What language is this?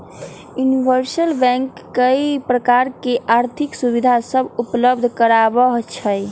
Magahi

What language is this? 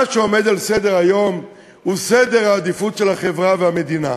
Hebrew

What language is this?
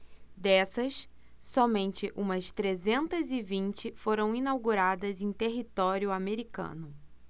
Portuguese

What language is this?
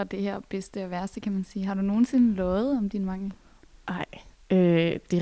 Danish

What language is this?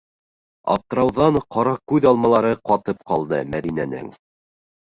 Bashkir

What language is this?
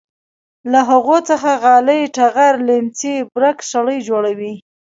Pashto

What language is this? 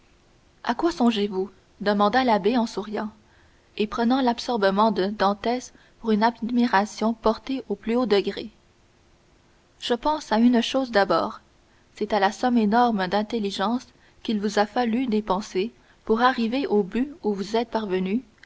French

